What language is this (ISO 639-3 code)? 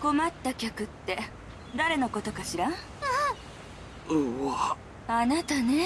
jpn